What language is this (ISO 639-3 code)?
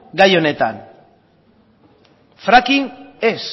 eus